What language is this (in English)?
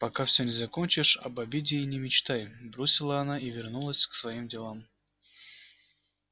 Russian